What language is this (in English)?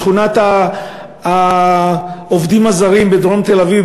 Hebrew